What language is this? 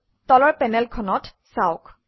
Assamese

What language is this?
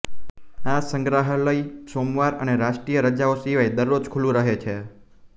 Gujarati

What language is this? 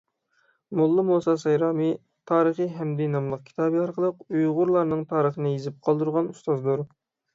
Uyghur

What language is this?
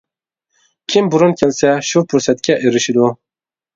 Uyghur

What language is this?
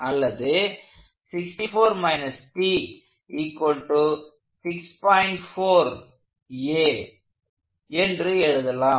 Tamil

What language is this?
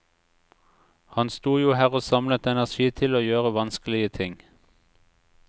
Norwegian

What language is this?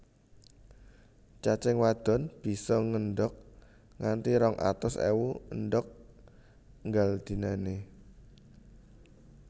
Javanese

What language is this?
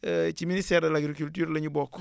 Wolof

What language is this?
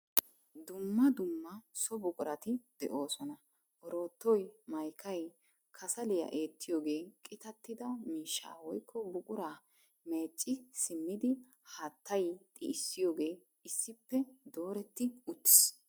Wolaytta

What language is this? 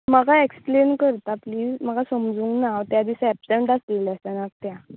Konkani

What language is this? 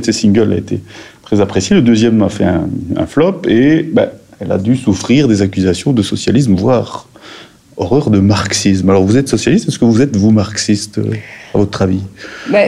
French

